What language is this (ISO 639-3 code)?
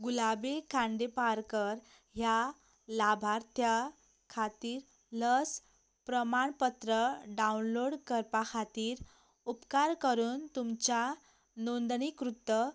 kok